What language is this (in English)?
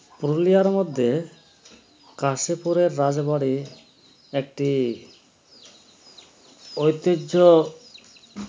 Bangla